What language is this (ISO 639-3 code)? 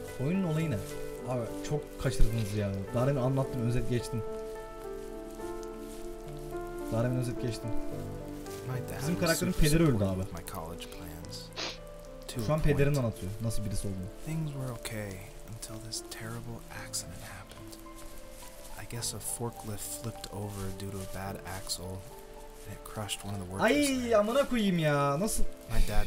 tur